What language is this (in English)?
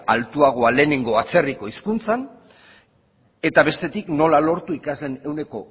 Basque